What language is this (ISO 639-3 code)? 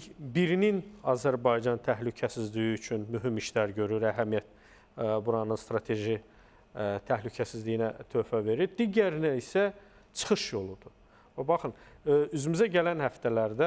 tur